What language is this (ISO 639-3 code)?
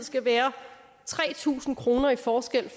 dan